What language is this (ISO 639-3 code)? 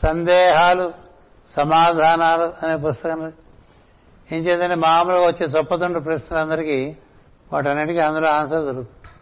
tel